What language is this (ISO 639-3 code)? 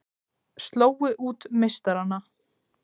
isl